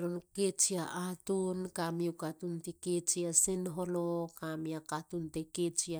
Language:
Halia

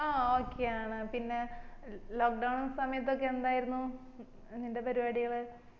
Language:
Malayalam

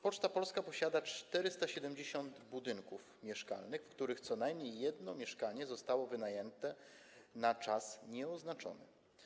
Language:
Polish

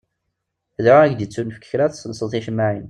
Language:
Kabyle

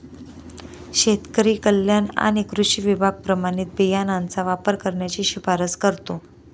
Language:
Marathi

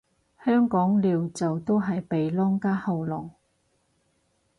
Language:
Cantonese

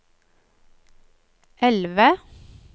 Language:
Norwegian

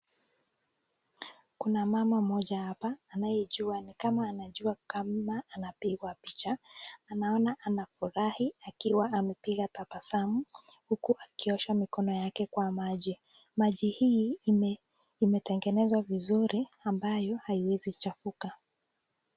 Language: Swahili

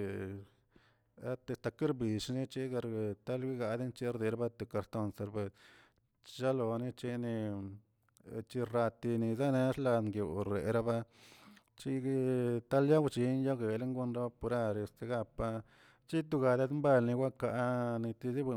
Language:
Tilquiapan Zapotec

